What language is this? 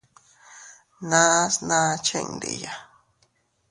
Teutila Cuicatec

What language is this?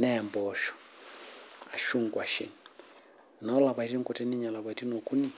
Masai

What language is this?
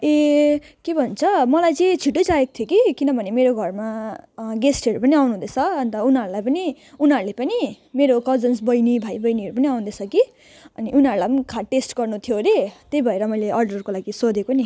Nepali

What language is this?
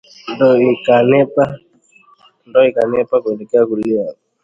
Swahili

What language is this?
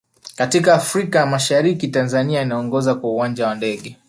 Swahili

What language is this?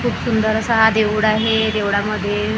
Marathi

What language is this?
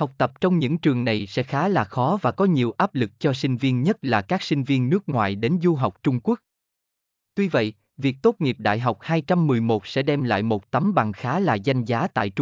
Vietnamese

